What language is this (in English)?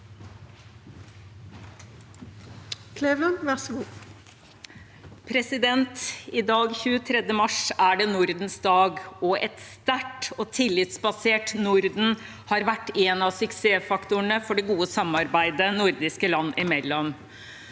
Norwegian